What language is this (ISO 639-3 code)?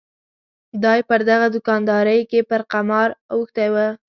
pus